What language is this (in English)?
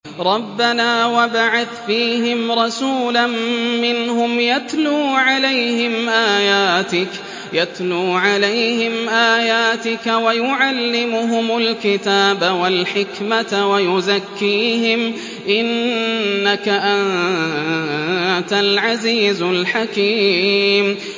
Arabic